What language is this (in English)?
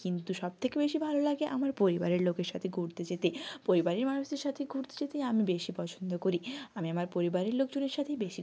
Bangla